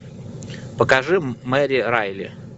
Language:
Russian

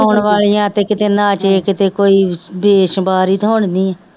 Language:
Punjabi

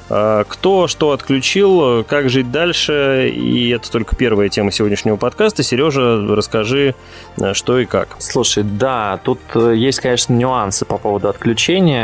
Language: Russian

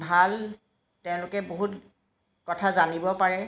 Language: Assamese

